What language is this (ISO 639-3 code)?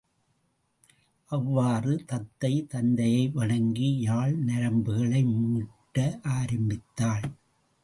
tam